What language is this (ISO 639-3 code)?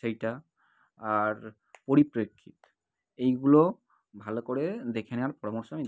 ben